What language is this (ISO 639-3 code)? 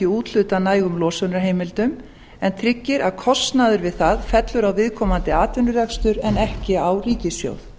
isl